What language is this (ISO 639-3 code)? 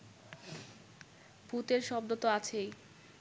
ben